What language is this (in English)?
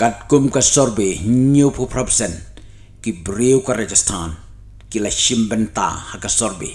Indonesian